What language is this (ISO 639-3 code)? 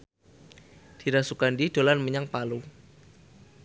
jav